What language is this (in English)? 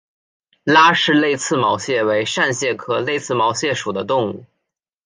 Chinese